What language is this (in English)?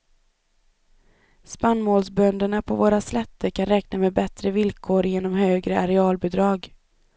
Swedish